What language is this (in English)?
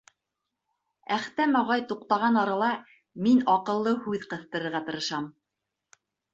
Bashkir